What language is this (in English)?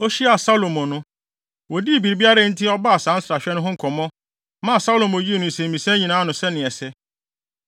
Akan